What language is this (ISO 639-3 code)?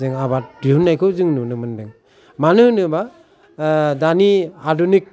brx